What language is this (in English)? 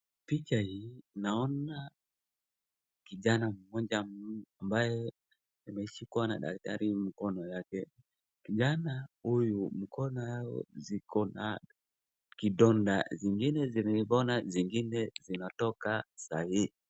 Swahili